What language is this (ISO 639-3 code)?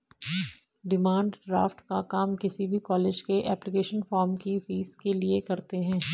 hin